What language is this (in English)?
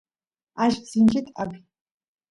Santiago del Estero Quichua